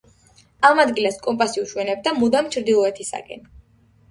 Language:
Georgian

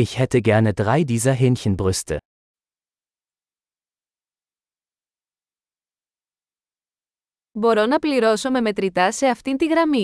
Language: Greek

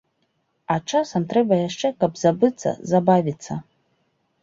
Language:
Belarusian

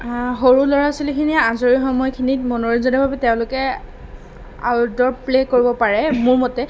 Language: Assamese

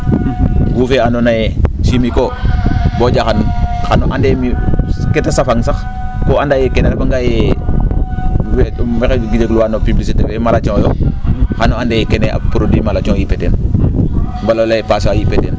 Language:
Serer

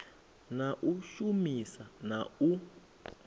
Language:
Venda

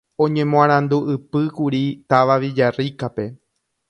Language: Guarani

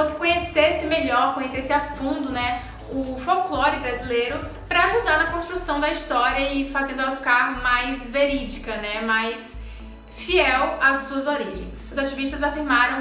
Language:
Portuguese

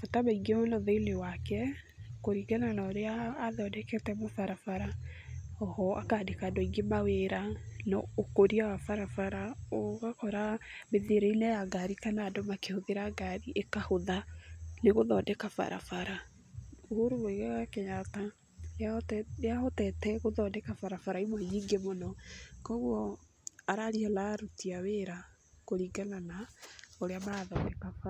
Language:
Kikuyu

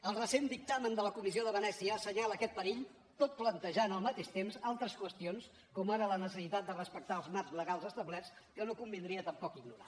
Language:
Catalan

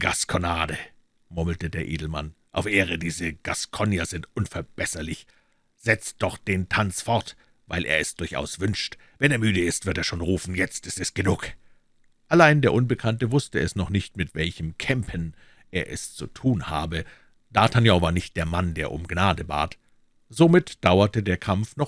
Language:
German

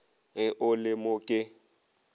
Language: Northern Sotho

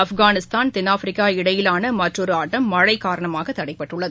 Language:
Tamil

